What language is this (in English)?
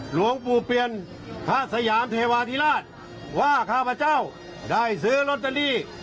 Thai